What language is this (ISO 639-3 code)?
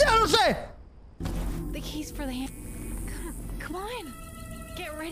spa